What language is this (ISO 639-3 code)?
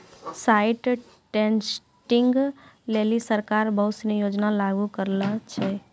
mai